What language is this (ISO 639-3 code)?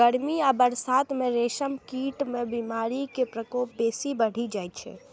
mai